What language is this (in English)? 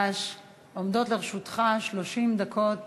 Hebrew